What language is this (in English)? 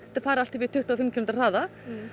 Icelandic